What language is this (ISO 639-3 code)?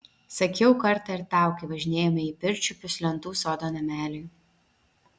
lit